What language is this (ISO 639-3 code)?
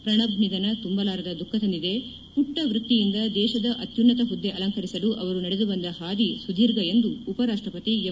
kan